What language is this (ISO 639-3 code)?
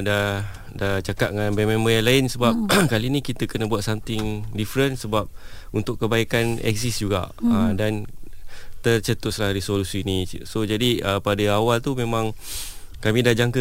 msa